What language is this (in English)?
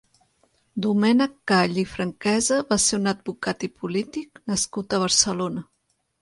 Catalan